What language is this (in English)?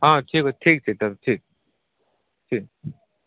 Maithili